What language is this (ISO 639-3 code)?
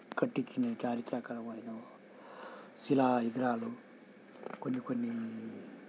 tel